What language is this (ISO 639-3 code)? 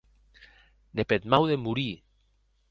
oci